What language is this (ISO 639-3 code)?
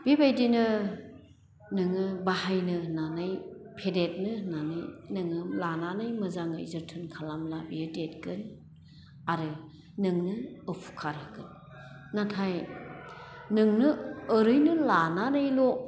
brx